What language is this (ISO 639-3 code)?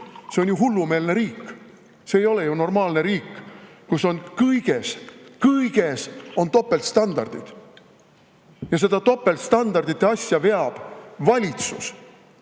est